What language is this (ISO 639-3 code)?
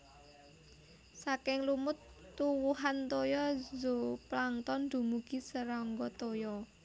jav